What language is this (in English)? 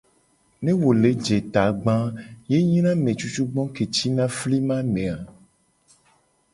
Gen